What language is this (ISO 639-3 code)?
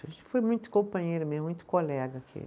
por